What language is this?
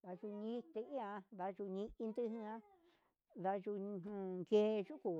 Huitepec Mixtec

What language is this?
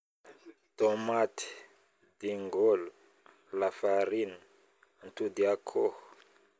Northern Betsimisaraka Malagasy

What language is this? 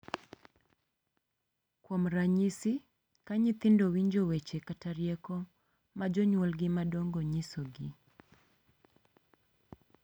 Luo (Kenya and Tanzania)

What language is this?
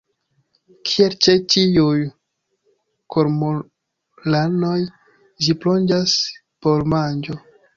Esperanto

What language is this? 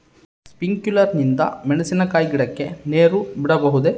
Kannada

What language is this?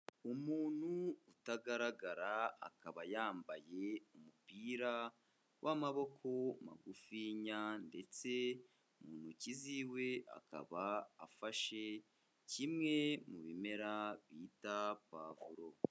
Kinyarwanda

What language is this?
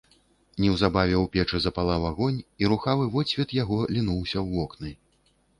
Belarusian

